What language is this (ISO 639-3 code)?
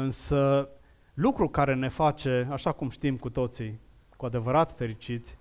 ron